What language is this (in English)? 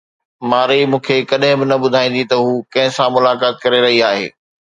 Sindhi